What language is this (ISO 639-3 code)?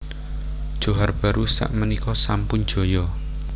jav